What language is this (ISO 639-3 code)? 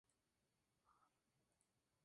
spa